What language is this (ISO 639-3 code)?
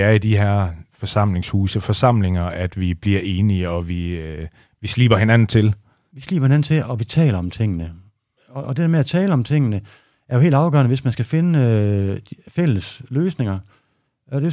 dan